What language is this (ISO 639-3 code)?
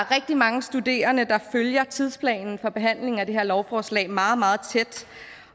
dan